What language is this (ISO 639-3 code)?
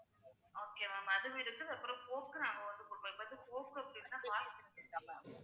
tam